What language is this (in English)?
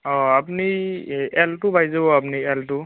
Assamese